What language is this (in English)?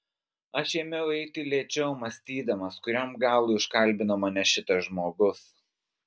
Lithuanian